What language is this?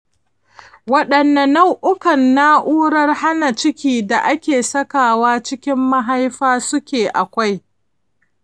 Hausa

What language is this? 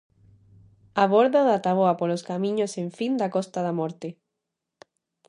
Galician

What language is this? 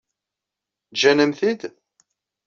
Kabyle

